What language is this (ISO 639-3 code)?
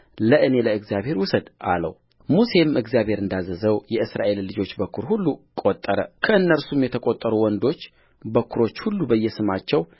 amh